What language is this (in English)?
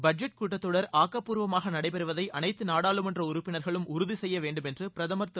Tamil